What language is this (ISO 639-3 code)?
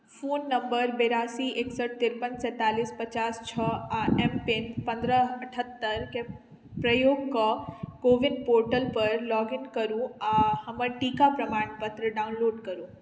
mai